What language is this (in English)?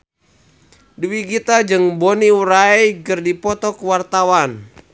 Sundanese